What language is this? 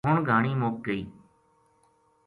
Gujari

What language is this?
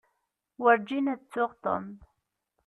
Kabyle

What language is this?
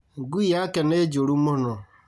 Kikuyu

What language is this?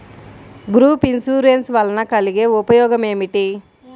Telugu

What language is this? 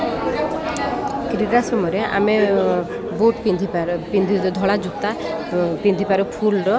Odia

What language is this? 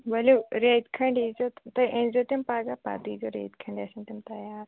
Kashmiri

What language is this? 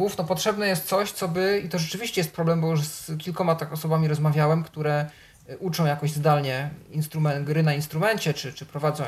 Polish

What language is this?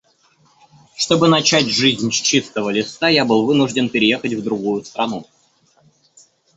Russian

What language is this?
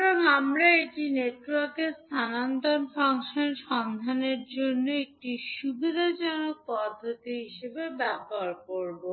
Bangla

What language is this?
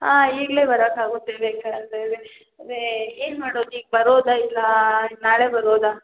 Kannada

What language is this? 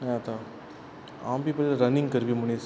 Konkani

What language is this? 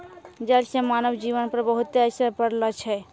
Maithili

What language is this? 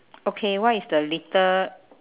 English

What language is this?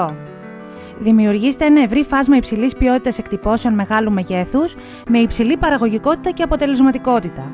Greek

